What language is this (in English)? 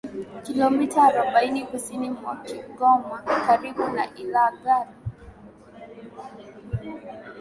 Swahili